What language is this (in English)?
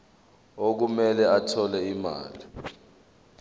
Zulu